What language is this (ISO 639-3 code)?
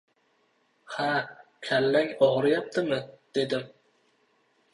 uzb